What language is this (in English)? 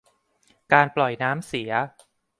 Thai